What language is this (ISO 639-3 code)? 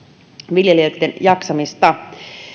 fin